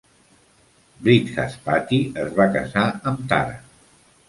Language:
Catalan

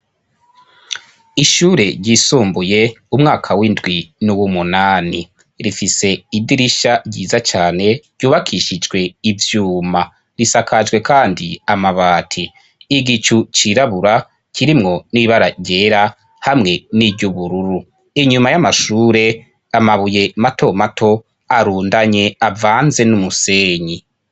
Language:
Rundi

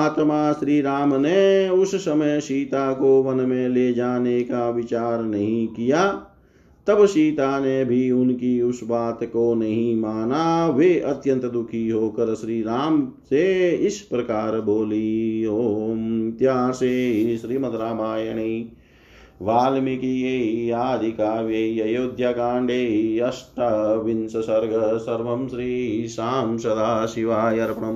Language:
Hindi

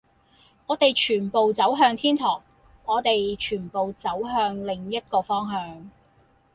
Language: Cantonese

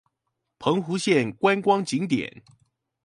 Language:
Chinese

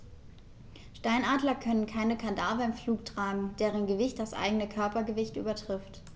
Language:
German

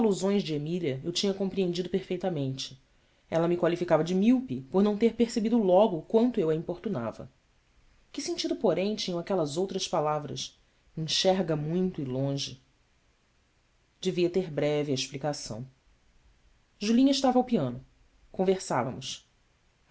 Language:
Portuguese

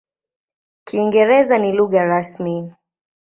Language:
Swahili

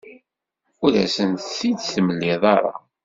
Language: Kabyle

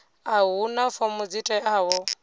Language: Venda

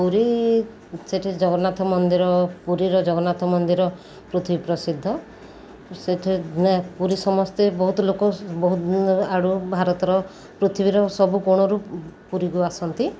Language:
Odia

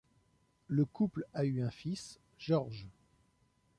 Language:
French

